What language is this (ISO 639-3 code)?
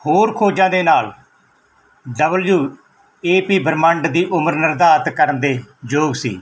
pan